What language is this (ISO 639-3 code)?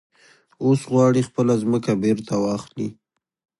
pus